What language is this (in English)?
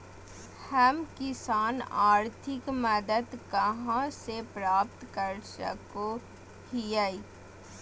Magahi